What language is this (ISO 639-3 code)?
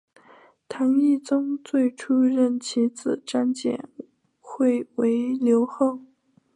zho